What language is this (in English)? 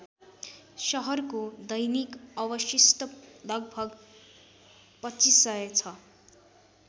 Nepali